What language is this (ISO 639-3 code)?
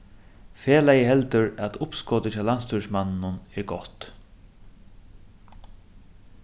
fao